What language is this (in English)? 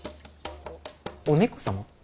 Japanese